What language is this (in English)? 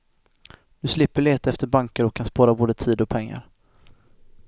Swedish